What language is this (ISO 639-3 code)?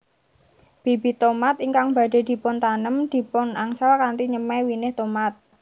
jav